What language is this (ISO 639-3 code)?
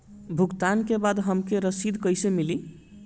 bho